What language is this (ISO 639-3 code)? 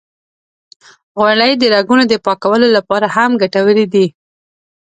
pus